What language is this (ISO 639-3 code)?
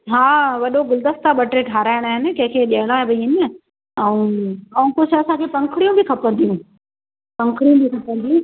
snd